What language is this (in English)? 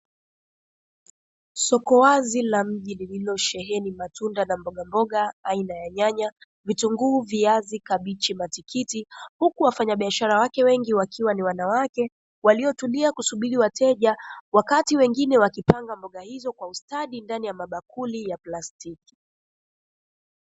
Swahili